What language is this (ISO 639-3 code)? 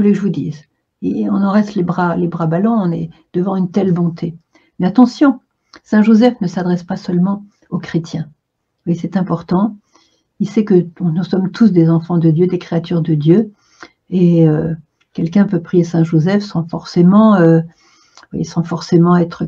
fra